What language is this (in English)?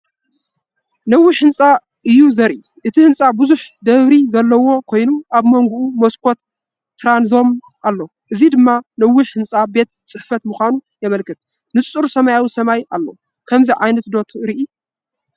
Tigrinya